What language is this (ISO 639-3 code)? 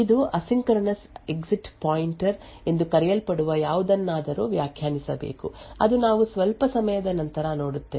kan